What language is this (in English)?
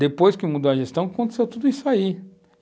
Portuguese